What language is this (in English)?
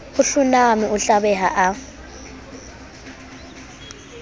Southern Sotho